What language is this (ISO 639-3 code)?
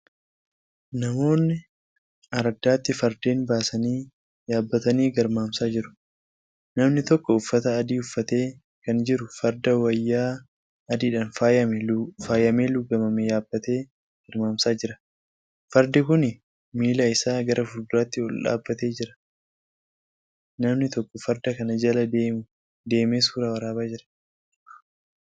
orm